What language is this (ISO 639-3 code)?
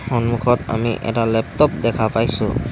asm